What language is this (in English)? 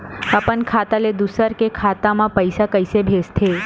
Chhattisgarhi